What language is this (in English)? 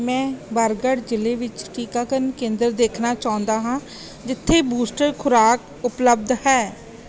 Punjabi